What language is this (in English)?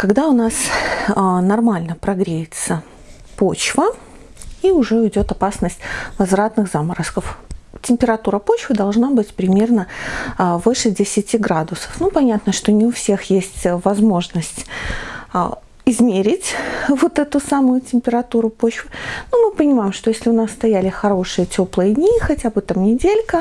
Russian